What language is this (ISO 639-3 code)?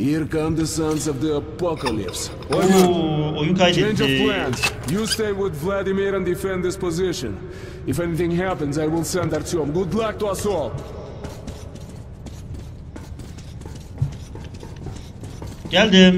tur